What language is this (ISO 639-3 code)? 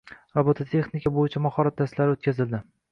uzb